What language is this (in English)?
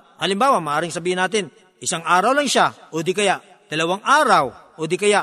Filipino